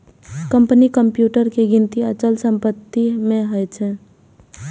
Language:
Maithili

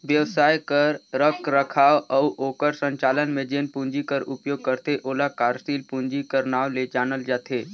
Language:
Chhattisgarhi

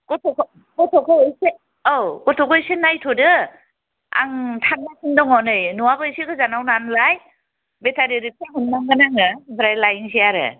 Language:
Bodo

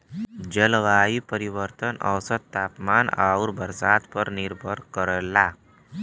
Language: Bhojpuri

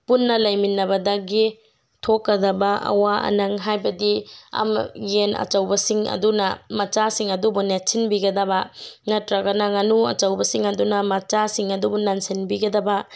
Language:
Manipuri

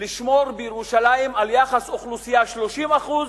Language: Hebrew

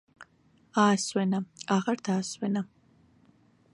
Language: Georgian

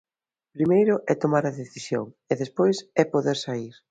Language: Galician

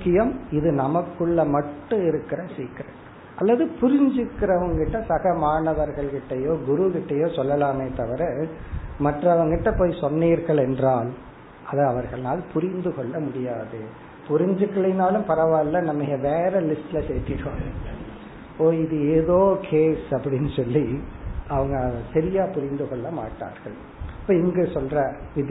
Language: Tamil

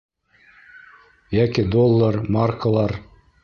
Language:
Bashkir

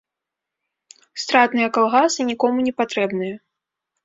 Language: Belarusian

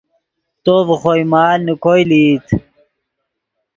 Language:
Yidgha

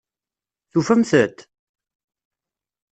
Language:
Kabyle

